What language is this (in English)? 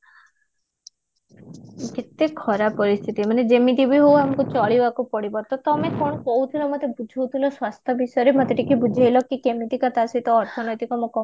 Odia